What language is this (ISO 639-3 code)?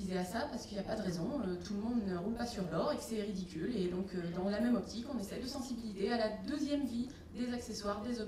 fra